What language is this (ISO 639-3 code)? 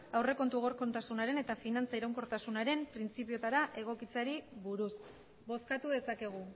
eus